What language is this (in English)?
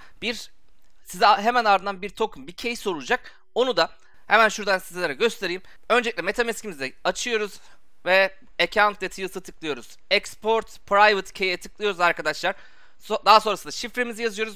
Turkish